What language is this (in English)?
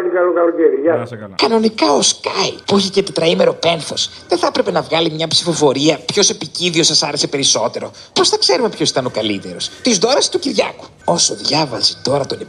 Greek